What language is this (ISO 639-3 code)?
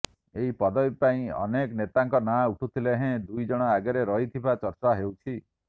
ori